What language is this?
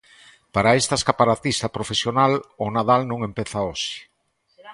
Galician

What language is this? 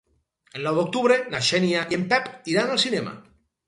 Catalan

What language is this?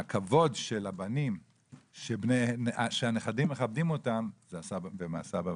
Hebrew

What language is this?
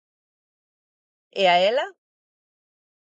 Galician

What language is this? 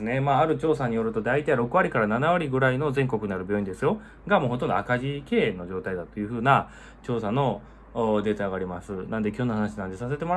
Japanese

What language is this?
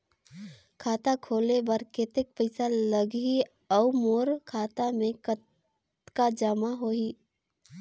Chhattisgarhi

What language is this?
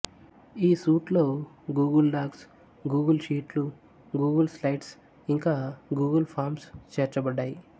Telugu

